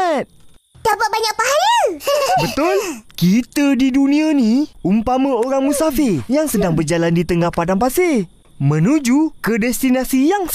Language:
Malay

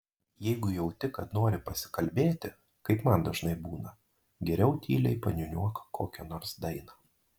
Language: Lithuanian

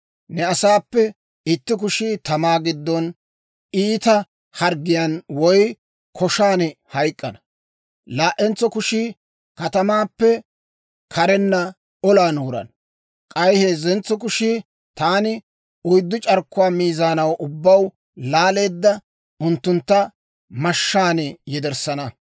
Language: Dawro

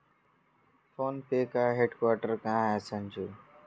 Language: Hindi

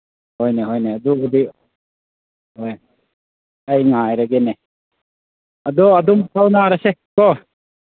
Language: Manipuri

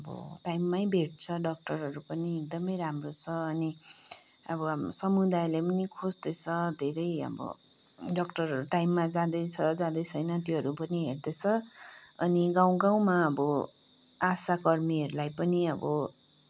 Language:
Nepali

